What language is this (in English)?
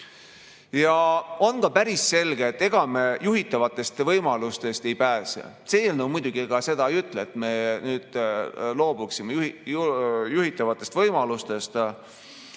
Estonian